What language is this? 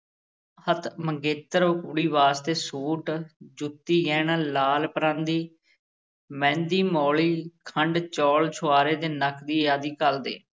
Punjabi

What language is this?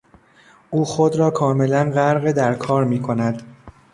Persian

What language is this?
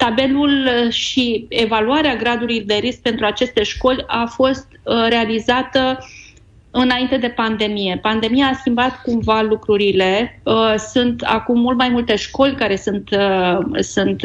Romanian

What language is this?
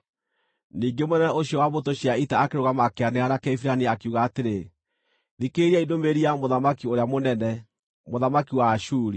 Kikuyu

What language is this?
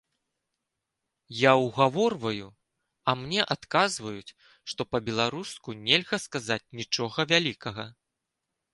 Belarusian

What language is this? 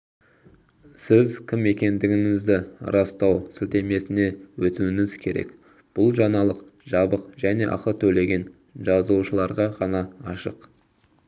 Kazakh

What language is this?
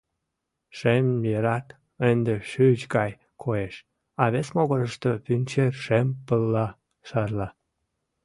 Mari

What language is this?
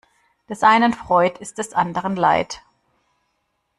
German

